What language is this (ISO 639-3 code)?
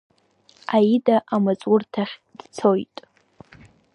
abk